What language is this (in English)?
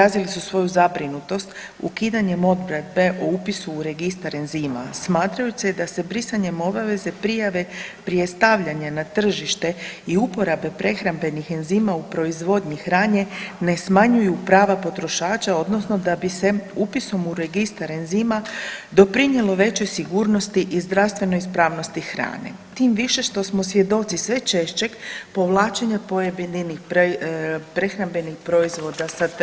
Croatian